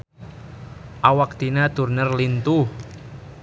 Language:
Sundanese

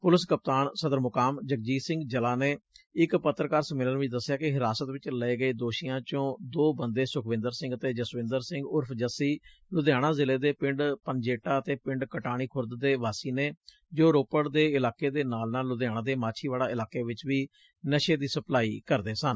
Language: Punjabi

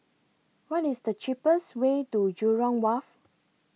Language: English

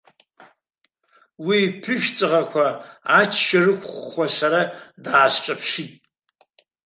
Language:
Abkhazian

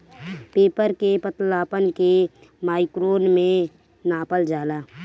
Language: Bhojpuri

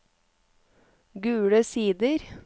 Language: Norwegian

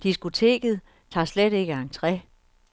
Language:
Danish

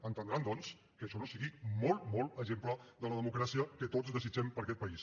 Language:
Catalan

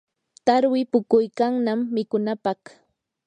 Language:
Yanahuanca Pasco Quechua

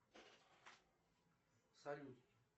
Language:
Russian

